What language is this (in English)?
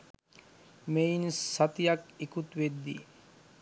Sinhala